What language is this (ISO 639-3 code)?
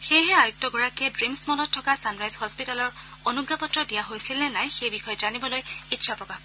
asm